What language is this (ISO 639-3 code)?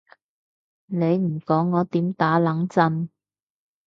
yue